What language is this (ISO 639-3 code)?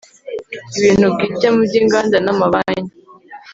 kin